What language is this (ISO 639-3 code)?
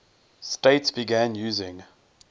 eng